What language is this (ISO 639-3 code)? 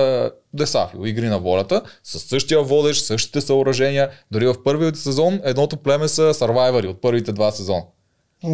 bul